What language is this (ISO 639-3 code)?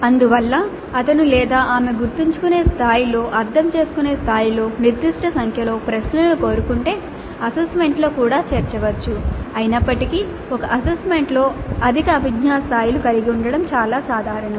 tel